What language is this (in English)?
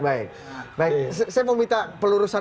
Indonesian